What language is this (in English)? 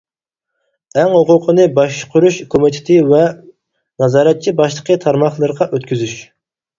Uyghur